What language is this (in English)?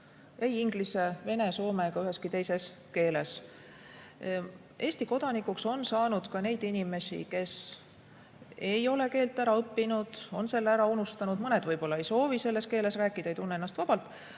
Estonian